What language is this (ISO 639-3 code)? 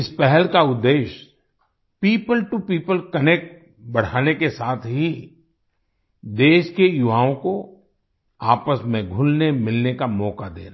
hin